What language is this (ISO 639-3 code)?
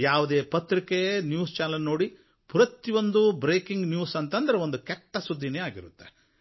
kan